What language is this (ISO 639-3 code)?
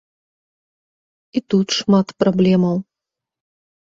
bel